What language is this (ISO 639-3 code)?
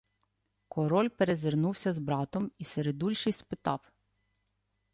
ukr